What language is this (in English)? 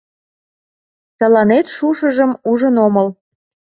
Mari